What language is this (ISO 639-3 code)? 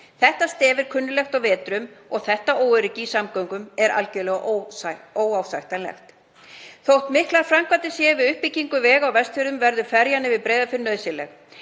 isl